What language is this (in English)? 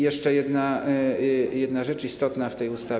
Polish